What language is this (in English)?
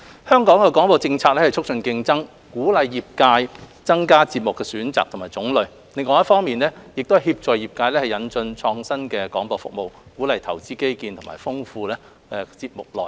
Cantonese